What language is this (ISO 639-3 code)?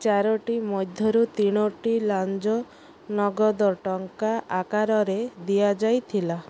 ori